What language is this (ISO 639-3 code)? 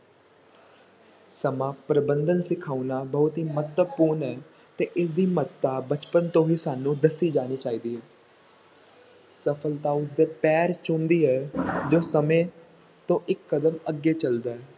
pan